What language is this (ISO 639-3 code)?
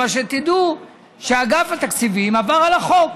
heb